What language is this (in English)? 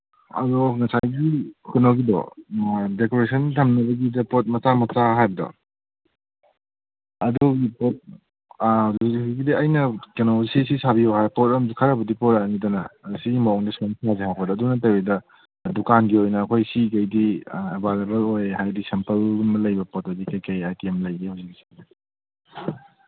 Manipuri